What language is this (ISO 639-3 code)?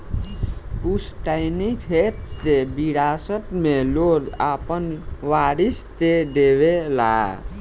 bho